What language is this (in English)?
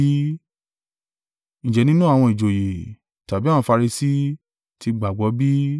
Yoruba